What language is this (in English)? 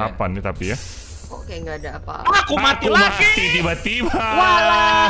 Indonesian